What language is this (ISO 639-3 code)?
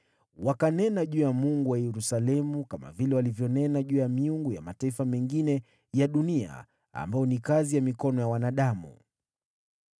swa